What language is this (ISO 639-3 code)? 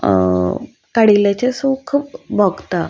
kok